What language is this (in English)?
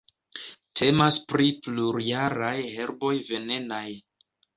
Esperanto